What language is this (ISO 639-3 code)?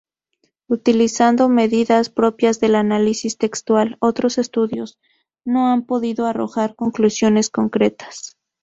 spa